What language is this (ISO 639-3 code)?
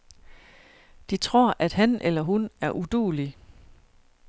dan